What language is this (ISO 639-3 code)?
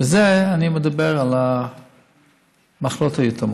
heb